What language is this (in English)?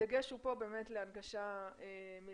Hebrew